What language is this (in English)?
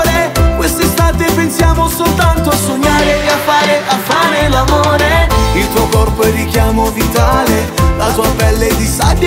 Romanian